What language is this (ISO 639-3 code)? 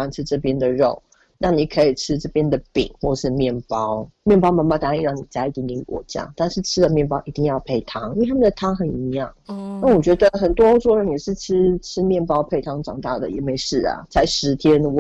zho